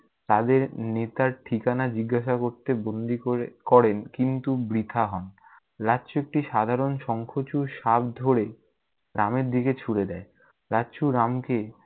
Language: Bangla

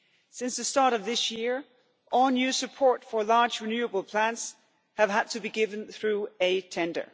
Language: English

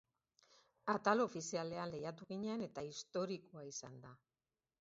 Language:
Basque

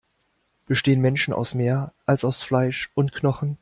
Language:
German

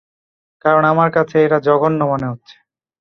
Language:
Bangla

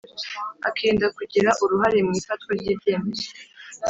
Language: Kinyarwanda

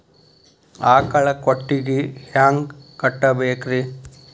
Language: Kannada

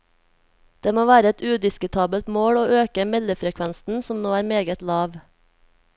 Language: Norwegian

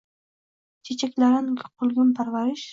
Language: Uzbek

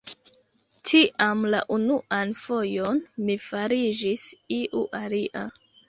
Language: Esperanto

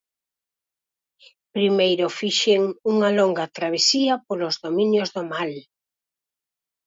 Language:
Galician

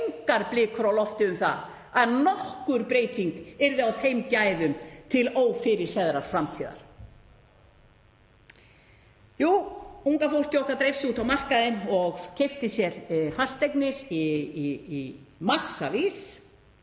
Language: Icelandic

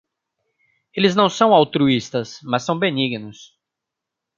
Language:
Portuguese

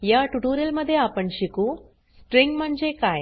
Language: Marathi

